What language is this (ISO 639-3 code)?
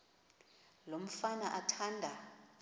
xho